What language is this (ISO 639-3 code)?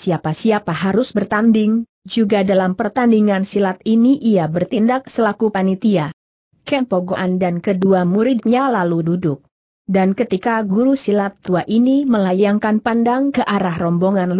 ind